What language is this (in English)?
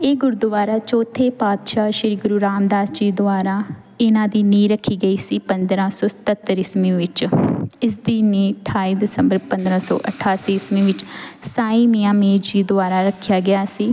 Punjabi